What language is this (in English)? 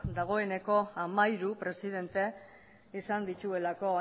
Basque